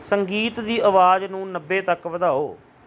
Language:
Punjabi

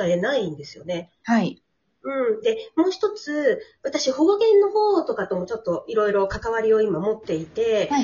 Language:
Japanese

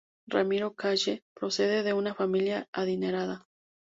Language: Spanish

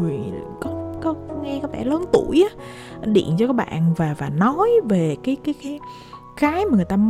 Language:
Vietnamese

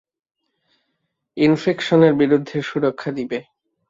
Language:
Bangla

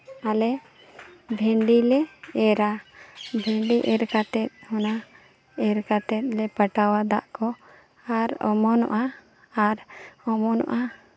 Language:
Santali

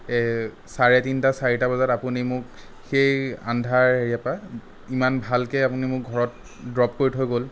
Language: Assamese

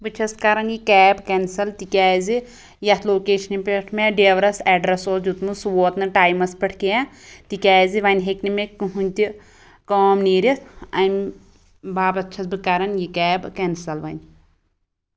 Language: Kashmiri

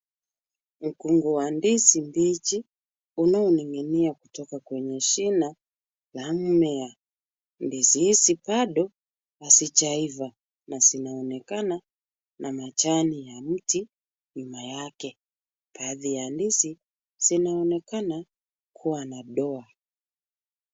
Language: Swahili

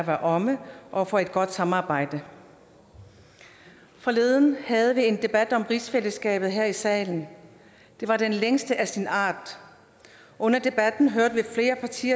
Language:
Danish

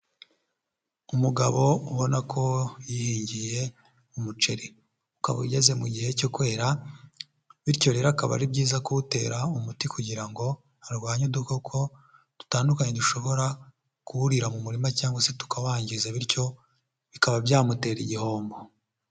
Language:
Kinyarwanda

